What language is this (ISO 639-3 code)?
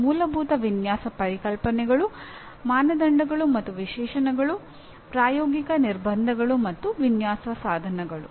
kan